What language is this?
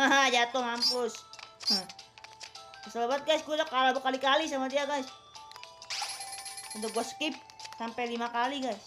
Indonesian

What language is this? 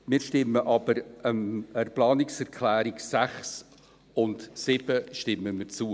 Swiss German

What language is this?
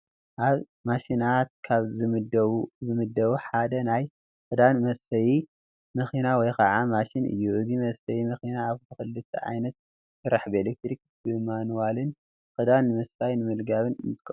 Tigrinya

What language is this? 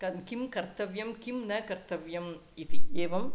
Sanskrit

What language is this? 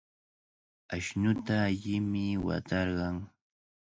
Cajatambo North Lima Quechua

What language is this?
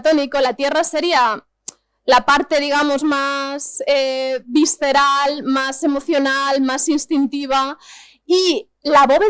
Spanish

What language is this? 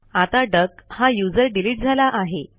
Marathi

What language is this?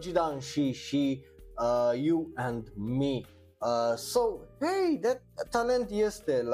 Romanian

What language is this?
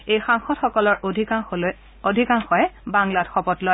Assamese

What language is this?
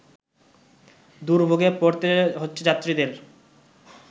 Bangla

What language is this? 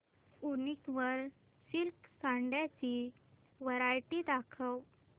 Marathi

